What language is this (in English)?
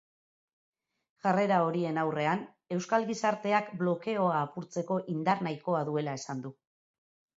Basque